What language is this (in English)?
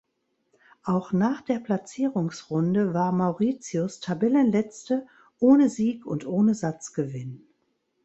German